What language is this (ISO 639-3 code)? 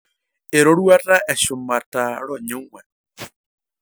mas